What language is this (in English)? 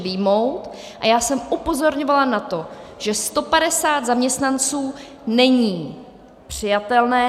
Czech